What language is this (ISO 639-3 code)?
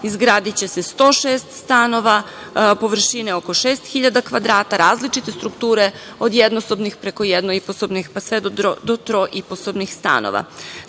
srp